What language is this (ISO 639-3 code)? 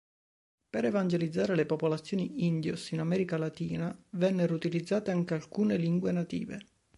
ita